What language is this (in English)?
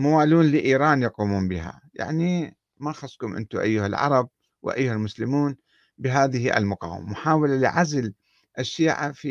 Arabic